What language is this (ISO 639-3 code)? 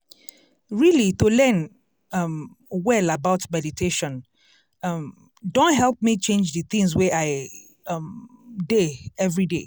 pcm